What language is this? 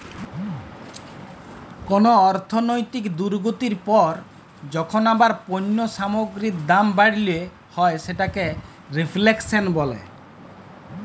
Bangla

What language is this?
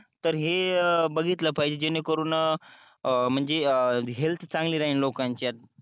Marathi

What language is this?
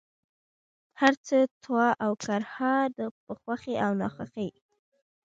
Pashto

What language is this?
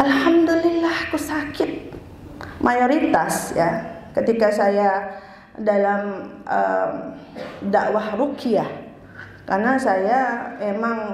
Indonesian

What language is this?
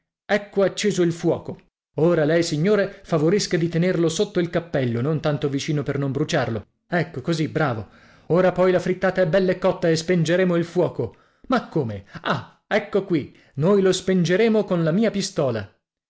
Italian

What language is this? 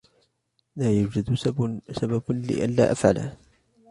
Arabic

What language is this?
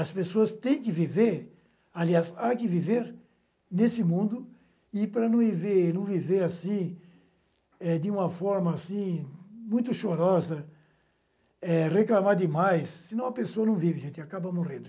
Portuguese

